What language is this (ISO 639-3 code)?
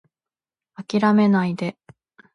jpn